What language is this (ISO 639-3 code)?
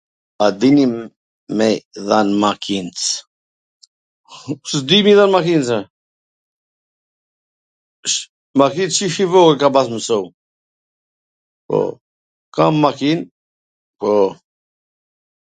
aln